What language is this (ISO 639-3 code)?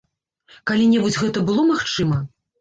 bel